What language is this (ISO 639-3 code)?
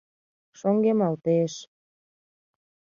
chm